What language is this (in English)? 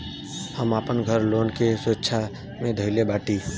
Bhojpuri